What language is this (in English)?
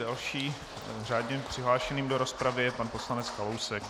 Czech